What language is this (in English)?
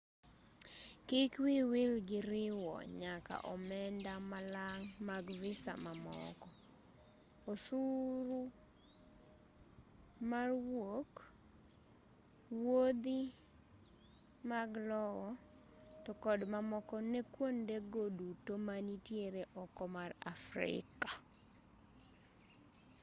Luo (Kenya and Tanzania)